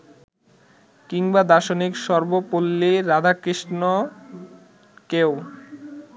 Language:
Bangla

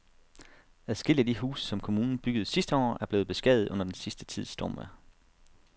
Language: Danish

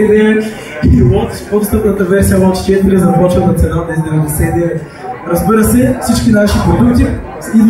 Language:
Bulgarian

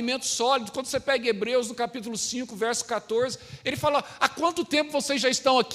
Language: Portuguese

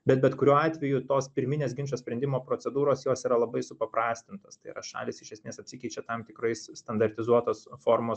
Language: Lithuanian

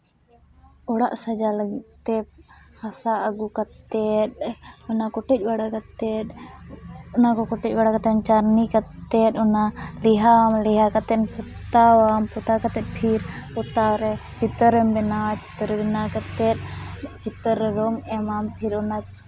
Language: Santali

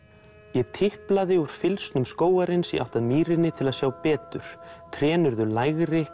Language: Icelandic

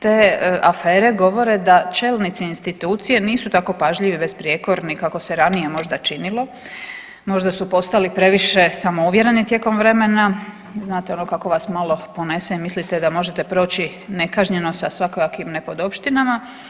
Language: Croatian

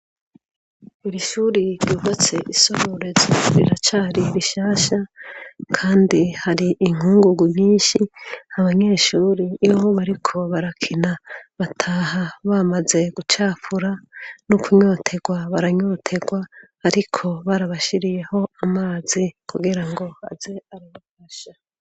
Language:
Rundi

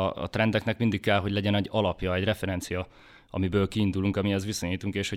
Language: Hungarian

